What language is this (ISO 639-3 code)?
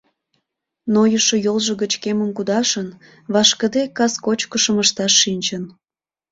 chm